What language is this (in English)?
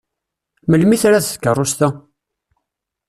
Kabyle